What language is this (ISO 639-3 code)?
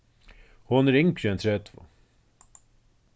fao